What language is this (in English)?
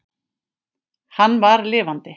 Icelandic